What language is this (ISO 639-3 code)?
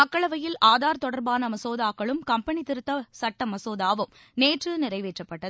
tam